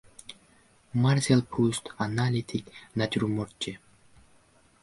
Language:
Uzbek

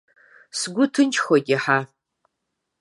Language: Abkhazian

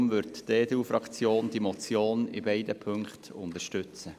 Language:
Swiss German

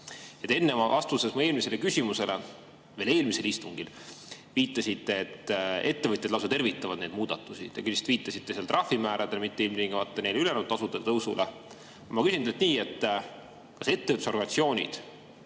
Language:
Estonian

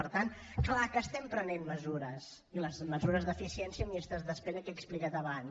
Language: Catalan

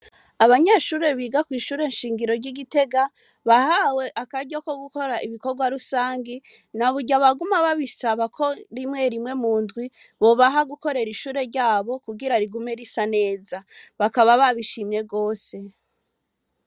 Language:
Rundi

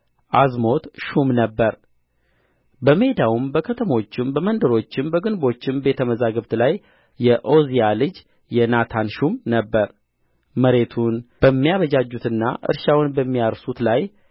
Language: Amharic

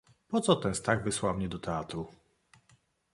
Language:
Polish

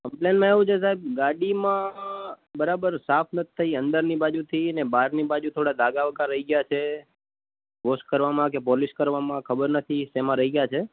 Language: Gujarati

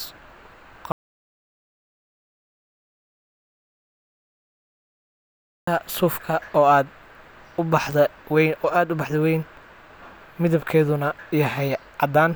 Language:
Somali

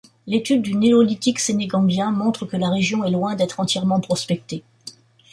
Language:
French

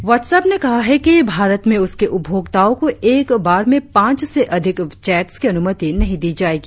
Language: Hindi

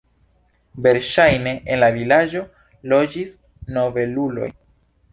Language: Esperanto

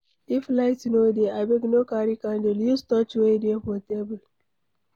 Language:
Nigerian Pidgin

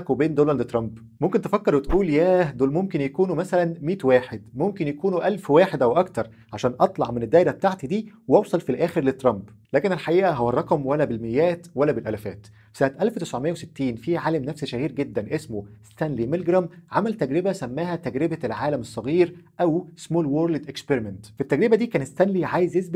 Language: Arabic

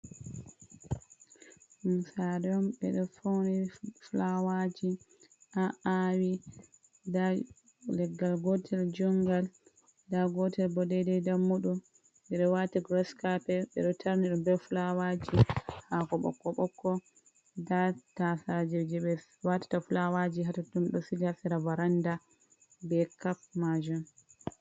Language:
Fula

